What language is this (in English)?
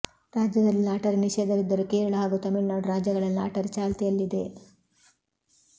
Kannada